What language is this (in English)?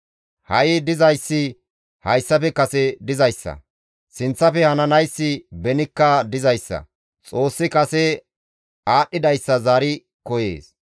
Gamo